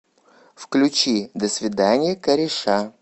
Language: Russian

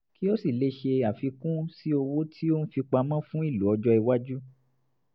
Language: Yoruba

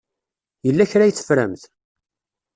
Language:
Kabyle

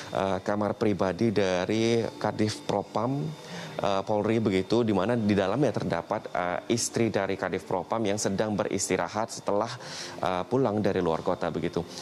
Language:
Indonesian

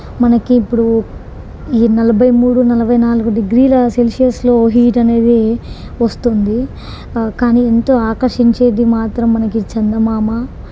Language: Telugu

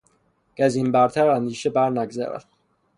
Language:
Persian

